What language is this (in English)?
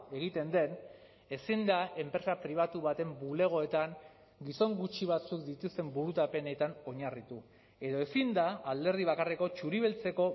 Basque